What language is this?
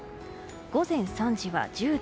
Japanese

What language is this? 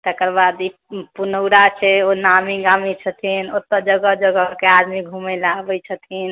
Maithili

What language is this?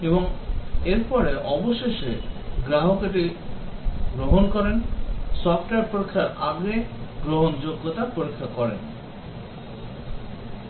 Bangla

